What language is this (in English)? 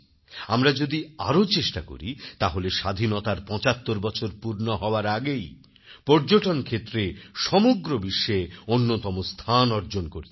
Bangla